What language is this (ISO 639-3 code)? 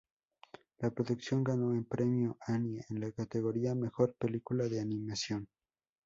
spa